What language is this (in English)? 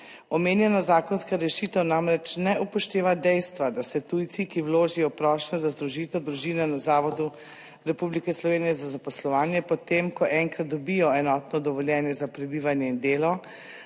Slovenian